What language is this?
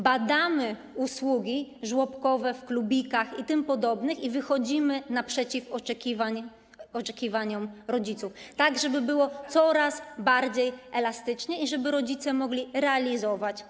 Polish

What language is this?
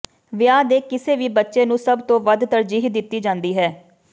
Punjabi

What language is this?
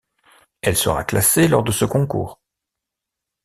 French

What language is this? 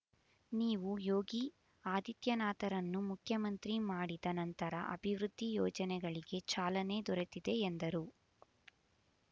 Kannada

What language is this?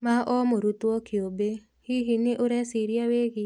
Kikuyu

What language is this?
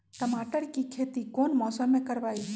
Magahi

